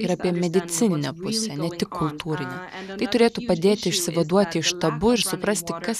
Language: Lithuanian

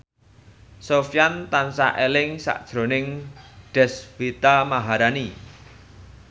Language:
Javanese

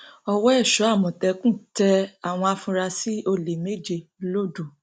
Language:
Yoruba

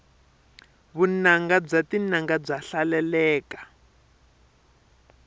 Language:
Tsonga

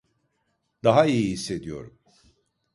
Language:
Turkish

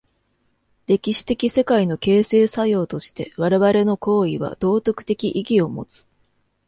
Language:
Japanese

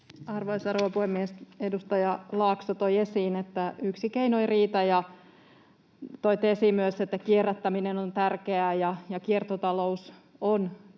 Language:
Finnish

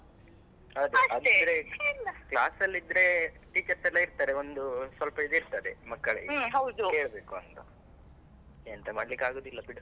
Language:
Kannada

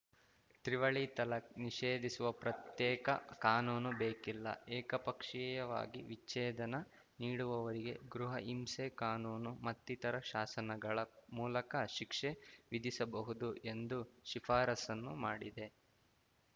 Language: Kannada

